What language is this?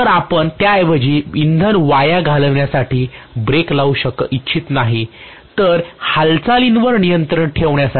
Marathi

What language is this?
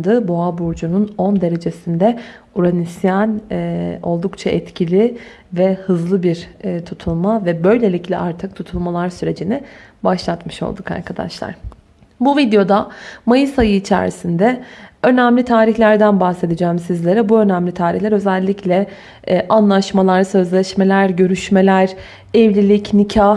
Turkish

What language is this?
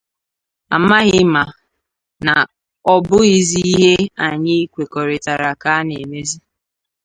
Igbo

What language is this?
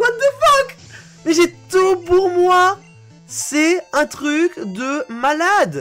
French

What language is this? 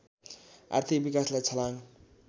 Nepali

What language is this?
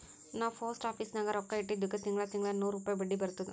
Kannada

